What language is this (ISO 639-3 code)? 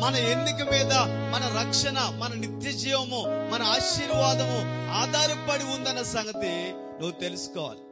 tel